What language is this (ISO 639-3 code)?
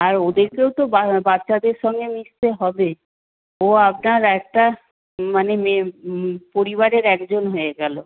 ben